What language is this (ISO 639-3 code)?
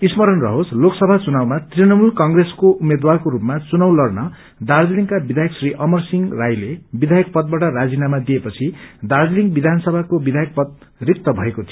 nep